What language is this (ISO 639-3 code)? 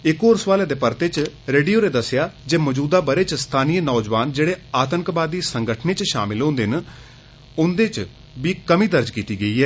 doi